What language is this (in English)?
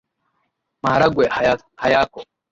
Swahili